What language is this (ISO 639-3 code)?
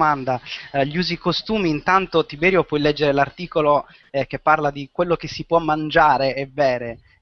ita